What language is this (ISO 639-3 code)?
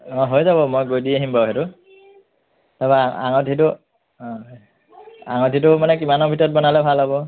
asm